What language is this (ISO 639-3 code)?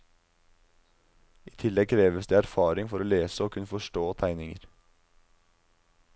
nor